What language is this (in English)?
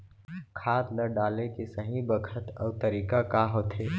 Chhattisgarhi